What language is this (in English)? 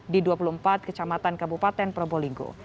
Indonesian